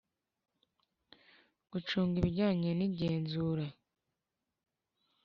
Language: Kinyarwanda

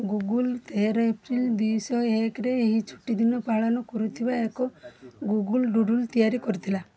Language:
Odia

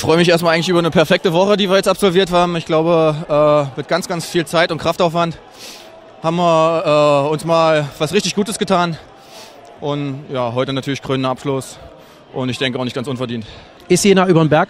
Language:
German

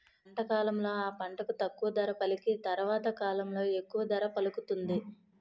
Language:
Telugu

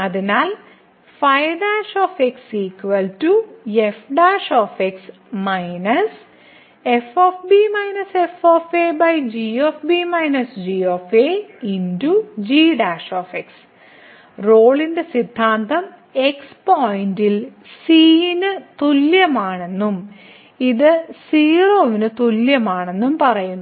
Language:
Malayalam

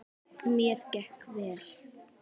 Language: Icelandic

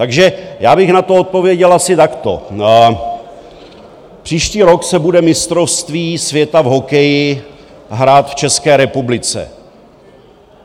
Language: Czech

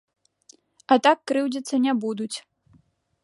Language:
Belarusian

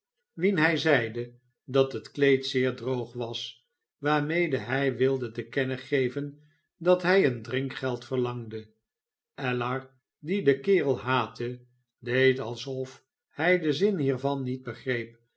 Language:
Dutch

